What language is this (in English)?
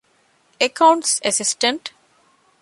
Divehi